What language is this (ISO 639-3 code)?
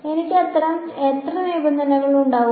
mal